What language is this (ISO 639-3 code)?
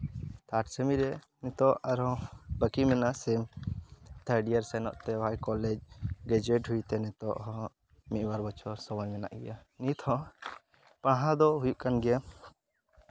sat